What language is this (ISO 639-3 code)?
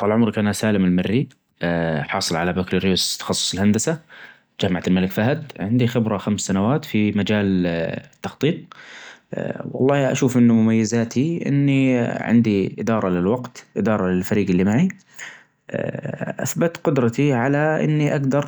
ars